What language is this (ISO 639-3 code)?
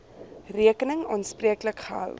afr